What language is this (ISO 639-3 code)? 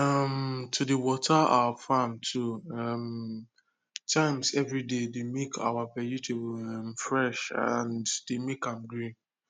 pcm